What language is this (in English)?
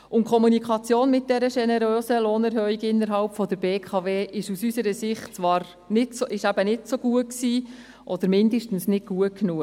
Swiss German